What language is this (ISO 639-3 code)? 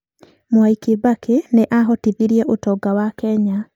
kik